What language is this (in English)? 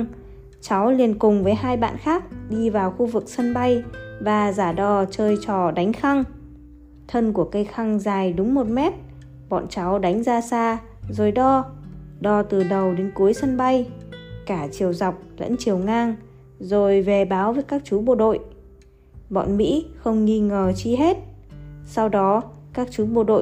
Vietnamese